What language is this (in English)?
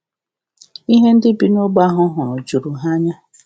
Igbo